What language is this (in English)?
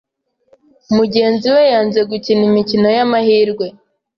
Kinyarwanda